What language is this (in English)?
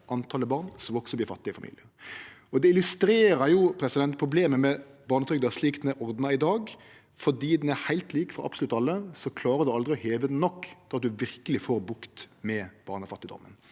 Norwegian